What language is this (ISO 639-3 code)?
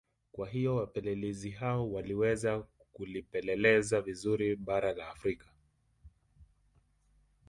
swa